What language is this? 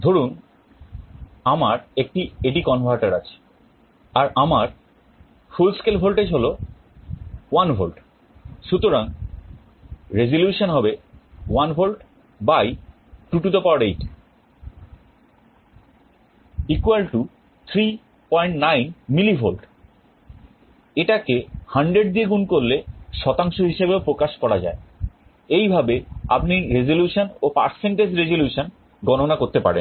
Bangla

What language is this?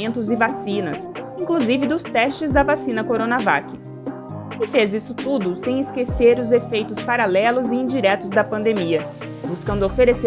Portuguese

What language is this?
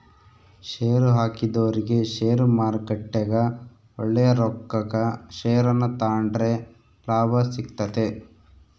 Kannada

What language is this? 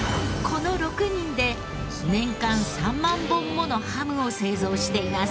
Japanese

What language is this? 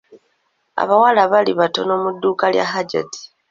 Ganda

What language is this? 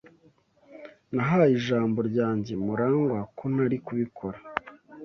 Kinyarwanda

